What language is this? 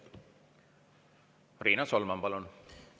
Estonian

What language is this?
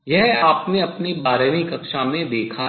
Hindi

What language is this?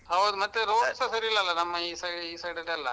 Kannada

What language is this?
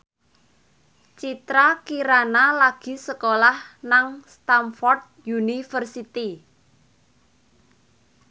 Javanese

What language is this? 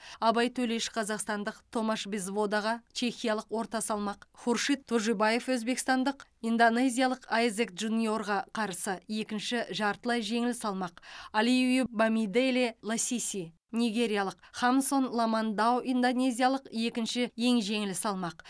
Kazakh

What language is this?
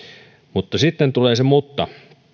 Finnish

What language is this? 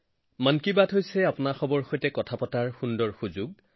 Assamese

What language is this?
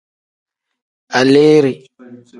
Tem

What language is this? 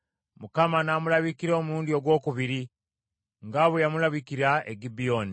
Ganda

